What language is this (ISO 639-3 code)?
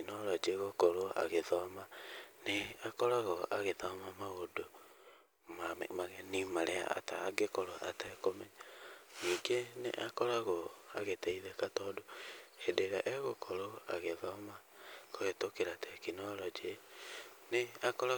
kik